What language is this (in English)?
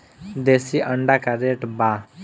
Bhojpuri